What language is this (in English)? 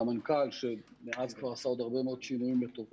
Hebrew